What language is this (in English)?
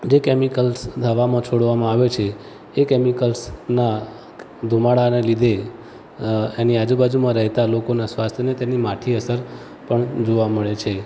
Gujarati